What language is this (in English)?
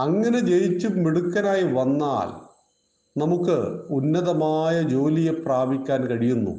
Malayalam